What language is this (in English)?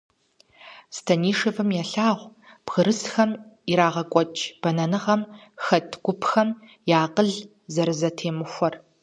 Kabardian